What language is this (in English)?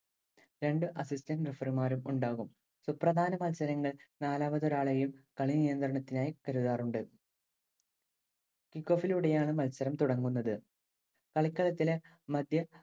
Malayalam